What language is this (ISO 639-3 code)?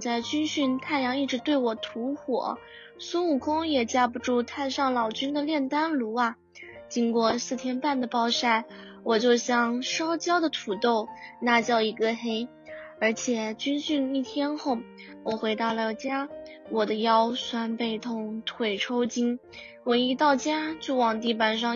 zho